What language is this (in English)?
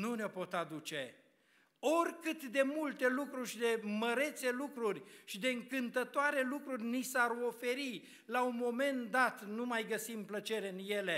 Romanian